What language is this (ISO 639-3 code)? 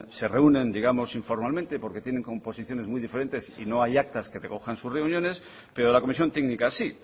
spa